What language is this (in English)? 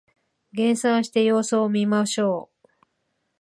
Japanese